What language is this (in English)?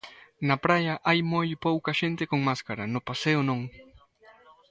Galician